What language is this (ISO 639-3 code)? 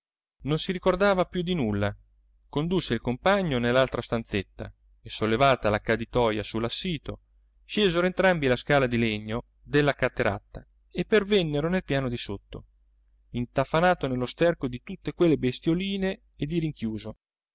ita